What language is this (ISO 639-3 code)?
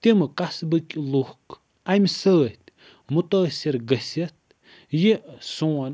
kas